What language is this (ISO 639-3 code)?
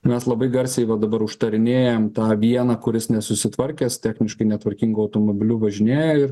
lit